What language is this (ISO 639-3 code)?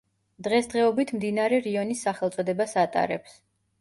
kat